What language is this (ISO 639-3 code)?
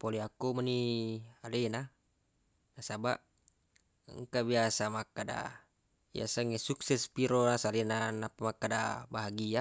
bug